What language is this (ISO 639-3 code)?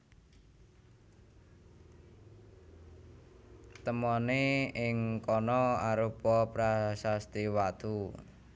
jav